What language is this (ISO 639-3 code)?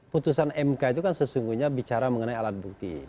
ind